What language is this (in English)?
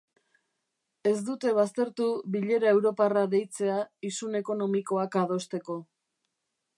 Basque